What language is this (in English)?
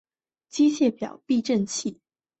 Chinese